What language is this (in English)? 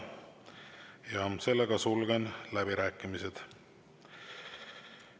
Estonian